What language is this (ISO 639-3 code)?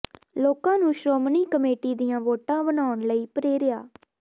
pan